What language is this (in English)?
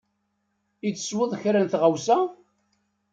Kabyle